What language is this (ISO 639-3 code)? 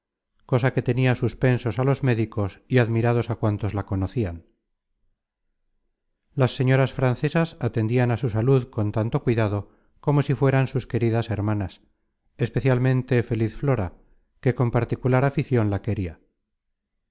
spa